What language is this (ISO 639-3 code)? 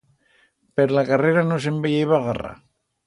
arg